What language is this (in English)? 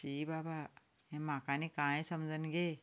Konkani